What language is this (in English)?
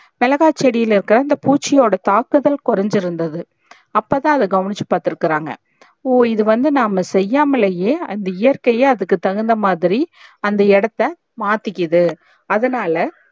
Tamil